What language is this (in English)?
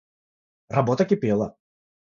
Russian